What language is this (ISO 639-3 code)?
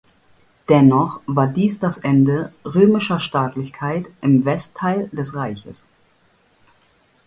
deu